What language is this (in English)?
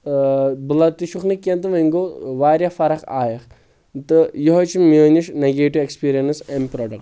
Kashmiri